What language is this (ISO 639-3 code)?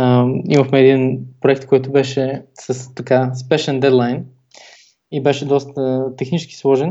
bul